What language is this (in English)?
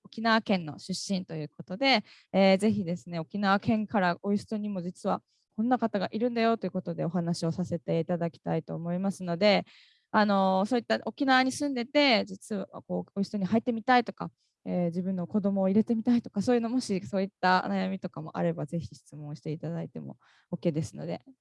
Japanese